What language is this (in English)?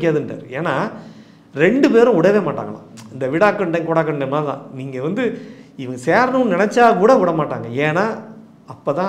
Romanian